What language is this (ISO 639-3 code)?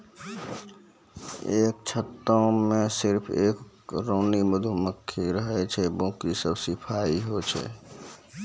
mai